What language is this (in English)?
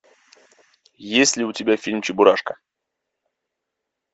Russian